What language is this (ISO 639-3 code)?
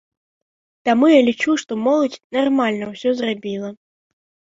bel